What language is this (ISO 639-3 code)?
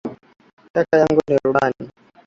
swa